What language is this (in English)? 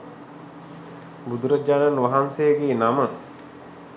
Sinhala